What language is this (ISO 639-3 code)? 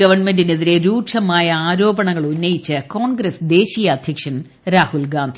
mal